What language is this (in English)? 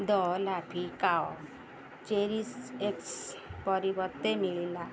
Odia